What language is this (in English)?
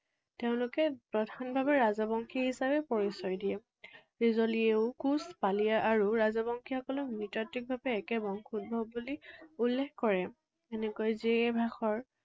Assamese